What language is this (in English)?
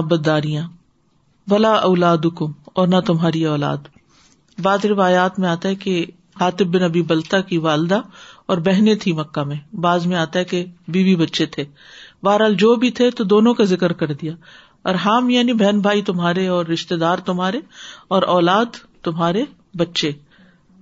Urdu